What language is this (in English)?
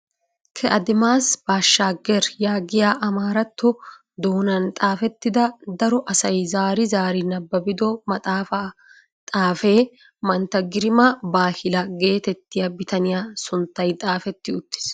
Wolaytta